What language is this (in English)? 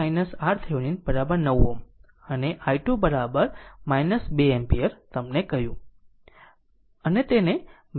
Gujarati